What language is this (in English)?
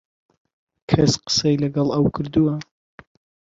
Central Kurdish